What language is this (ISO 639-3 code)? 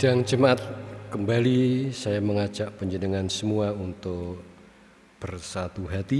ind